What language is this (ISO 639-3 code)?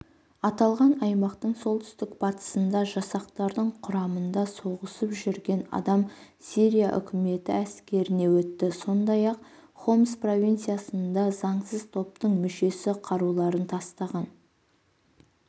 kaz